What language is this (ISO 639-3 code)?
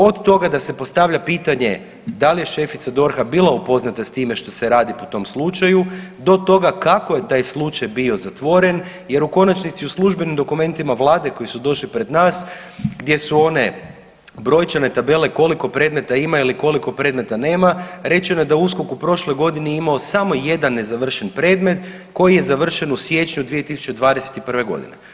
hrv